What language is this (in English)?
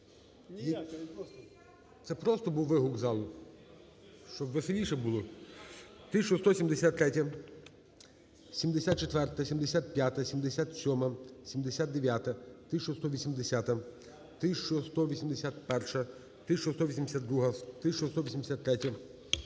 Ukrainian